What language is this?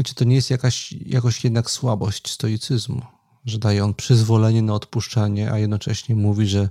Polish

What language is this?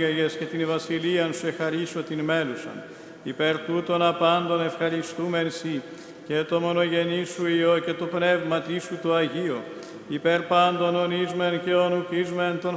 Greek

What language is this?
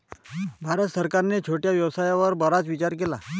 Marathi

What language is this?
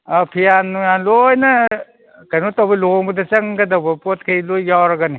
Manipuri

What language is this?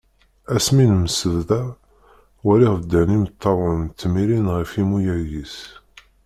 Kabyle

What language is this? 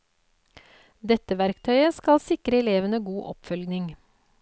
Norwegian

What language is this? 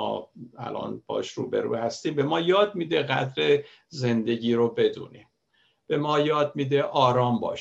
Persian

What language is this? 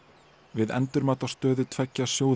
Icelandic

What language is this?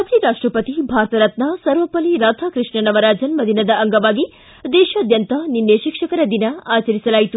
Kannada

